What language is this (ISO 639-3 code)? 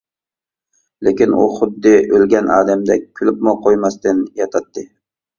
uig